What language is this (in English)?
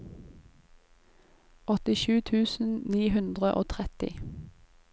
Norwegian